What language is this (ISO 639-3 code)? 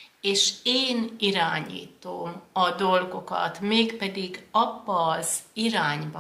hun